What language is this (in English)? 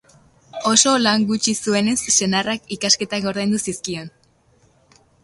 Basque